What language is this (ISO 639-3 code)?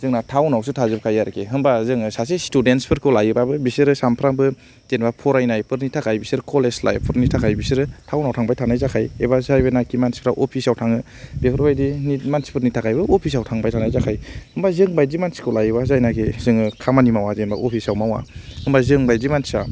brx